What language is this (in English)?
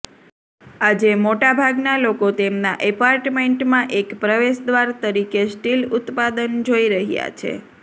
Gujarati